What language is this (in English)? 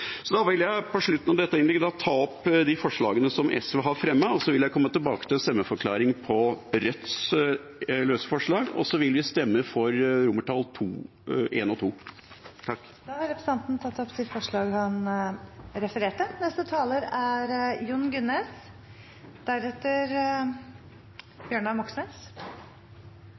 Norwegian Bokmål